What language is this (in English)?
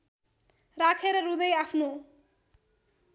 Nepali